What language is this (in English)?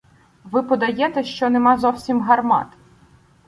Ukrainian